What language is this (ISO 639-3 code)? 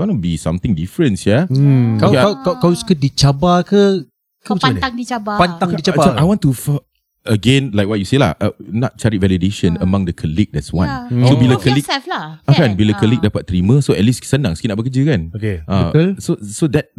msa